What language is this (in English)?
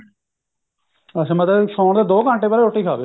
Punjabi